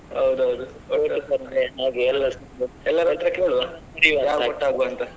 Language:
Kannada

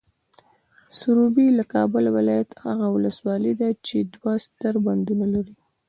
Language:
Pashto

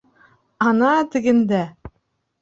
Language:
Bashkir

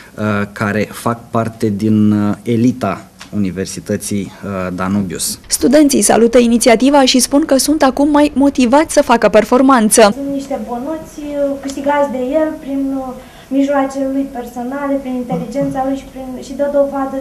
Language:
Romanian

